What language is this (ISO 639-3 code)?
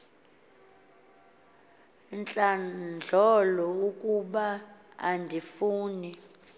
xho